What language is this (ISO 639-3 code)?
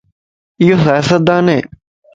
lss